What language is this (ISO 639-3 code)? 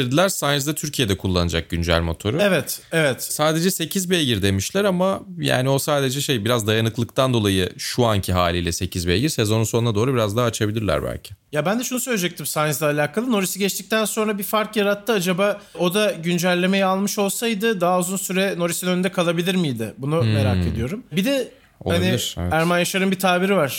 tur